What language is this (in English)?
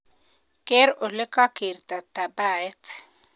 Kalenjin